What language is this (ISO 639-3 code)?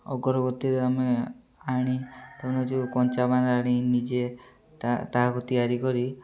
ori